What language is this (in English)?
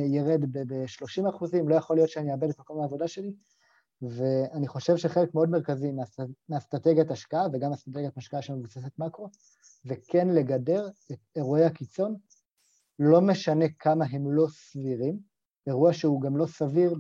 Hebrew